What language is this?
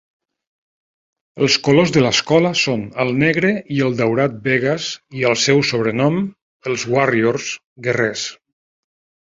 Catalan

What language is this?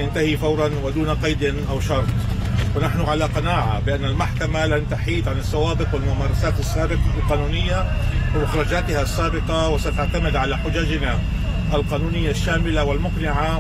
Arabic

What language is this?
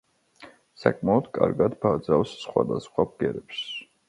Georgian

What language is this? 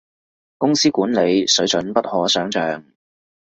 Cantonese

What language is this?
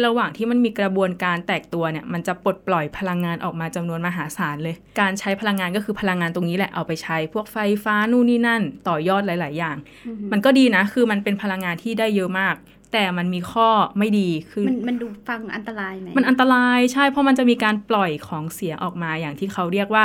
Thai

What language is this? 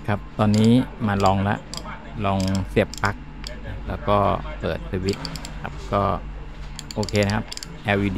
Thai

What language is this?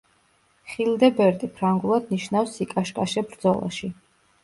Georgian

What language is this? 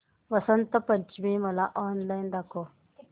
Marathi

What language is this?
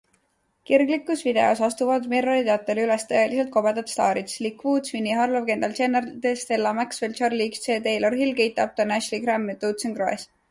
Estonian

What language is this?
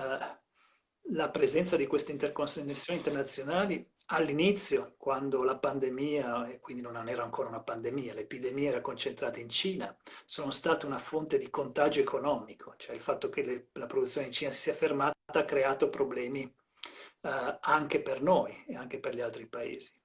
Italian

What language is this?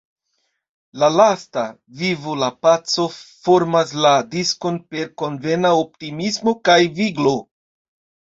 Esperanto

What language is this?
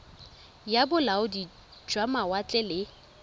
Tswana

